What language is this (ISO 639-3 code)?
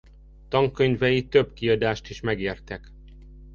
hun